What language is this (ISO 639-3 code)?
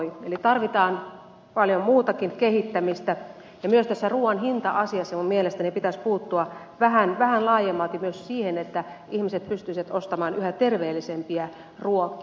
fin